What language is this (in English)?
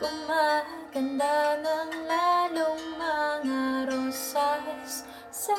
Filipino